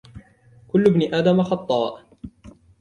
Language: Arabic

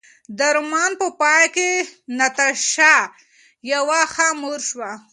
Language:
Pashto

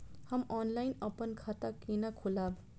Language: Maithili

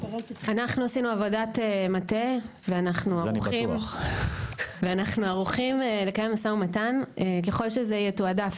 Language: Hebrew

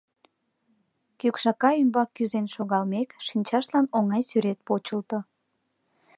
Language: Mari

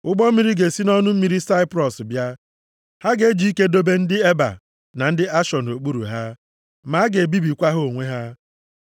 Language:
Igbo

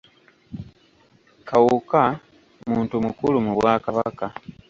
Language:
Ganda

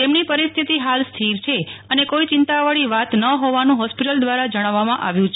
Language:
Gujarati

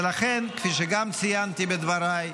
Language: Hebrew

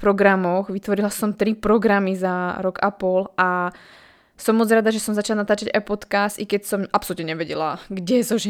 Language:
Slovak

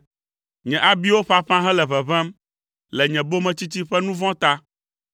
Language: Ewe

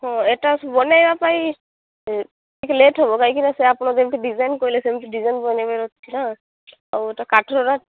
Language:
Odia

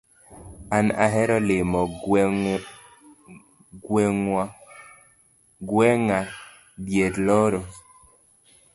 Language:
Luo (Kenya and Tanzania)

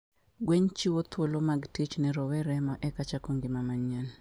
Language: Luo (Kenya and Tanzania)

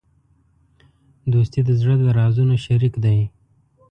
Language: Pashto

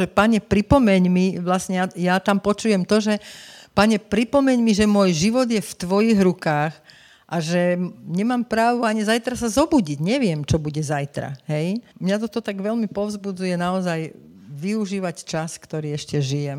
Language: Slovak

